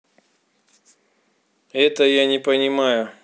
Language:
Russian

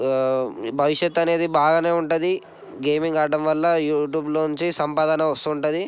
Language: Telugu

